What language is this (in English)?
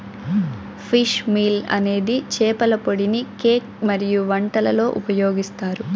Telugu